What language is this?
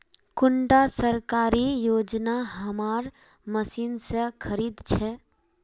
Magahi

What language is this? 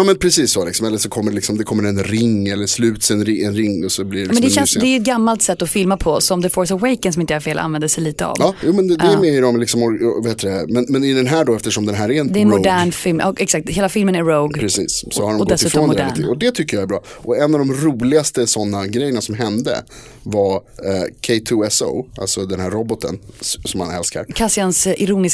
Swedish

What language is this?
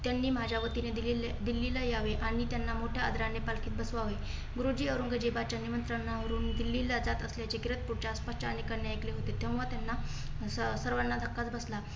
Marathi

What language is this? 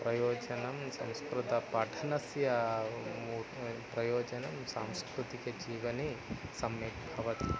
Sanskrit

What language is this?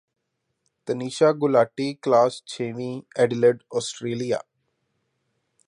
Punjabi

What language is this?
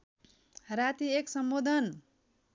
Nepali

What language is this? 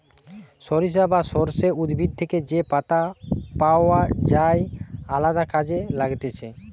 Bangla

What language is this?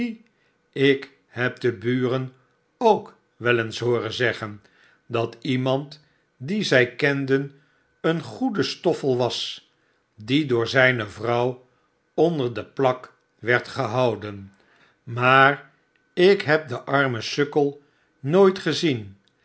Dutch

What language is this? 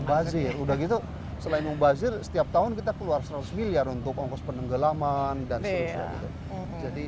Indonesian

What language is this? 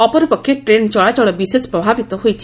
Odia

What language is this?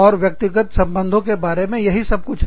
Hindi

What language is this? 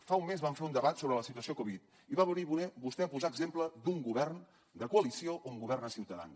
Catalan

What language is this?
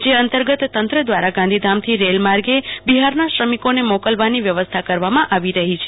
Gujarati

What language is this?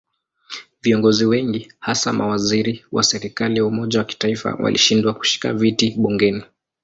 Swahili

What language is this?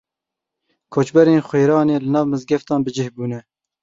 Kurdish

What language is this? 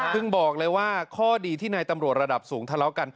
Thai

